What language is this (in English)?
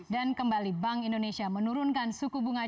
Indonesian